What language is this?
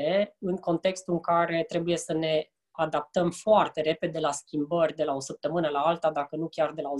Romanian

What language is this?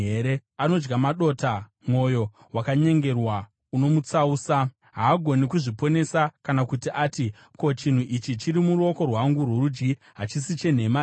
Shona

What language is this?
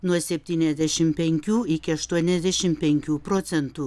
Lithuanian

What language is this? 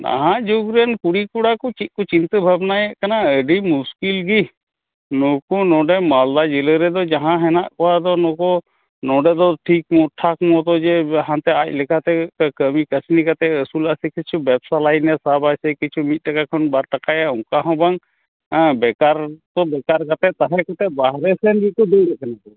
Santali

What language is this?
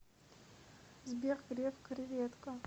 Russian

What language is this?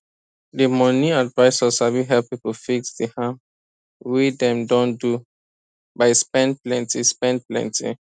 Nigerian Pidgin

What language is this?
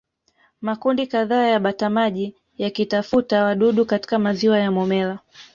Swahili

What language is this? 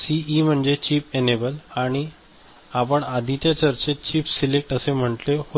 Marathi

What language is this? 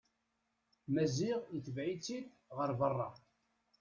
Kabyle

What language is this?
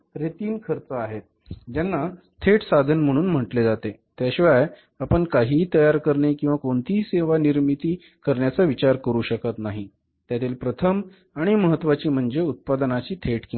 Marathi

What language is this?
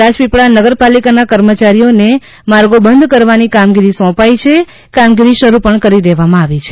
Gujarati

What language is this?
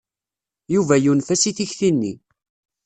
Kabyle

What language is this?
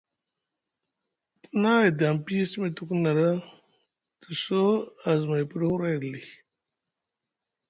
Musgu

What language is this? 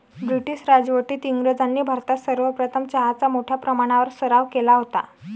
Marathi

